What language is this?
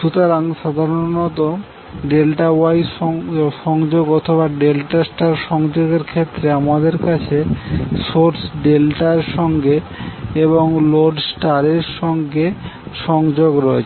Bangla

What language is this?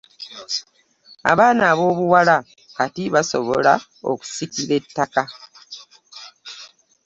Ganda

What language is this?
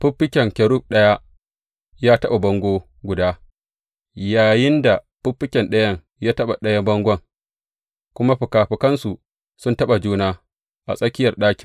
Hausa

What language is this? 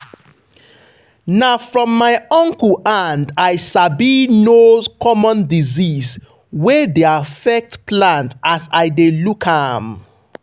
Nigerian Pidgin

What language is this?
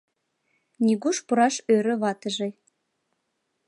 Mari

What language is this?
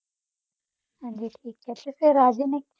Punjabi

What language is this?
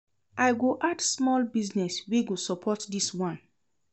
Nigerian Pidgin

